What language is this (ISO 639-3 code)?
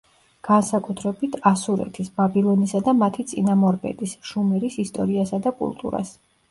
kat